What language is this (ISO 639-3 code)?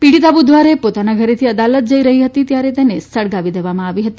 guj